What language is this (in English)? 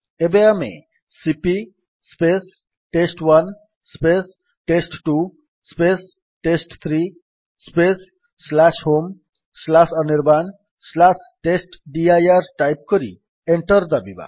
Odia